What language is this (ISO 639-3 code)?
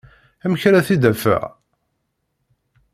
kab